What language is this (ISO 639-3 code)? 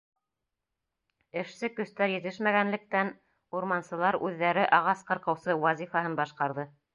bak